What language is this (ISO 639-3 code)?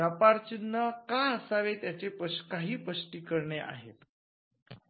mar